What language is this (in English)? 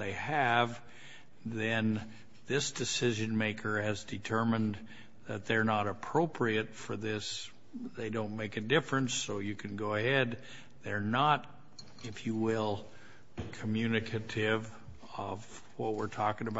English